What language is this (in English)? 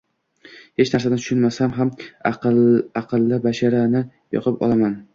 Uzbek